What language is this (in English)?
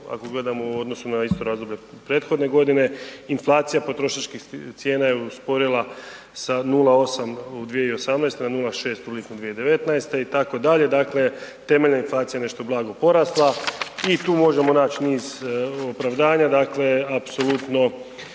Croatian